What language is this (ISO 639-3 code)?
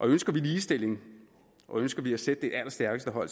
dan